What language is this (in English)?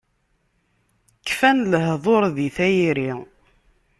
Kabyle